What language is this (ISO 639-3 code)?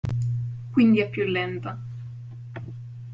ita